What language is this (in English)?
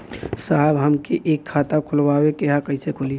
Bhojpuri